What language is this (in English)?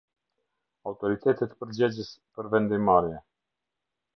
Albanian